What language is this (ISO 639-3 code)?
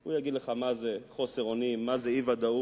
heb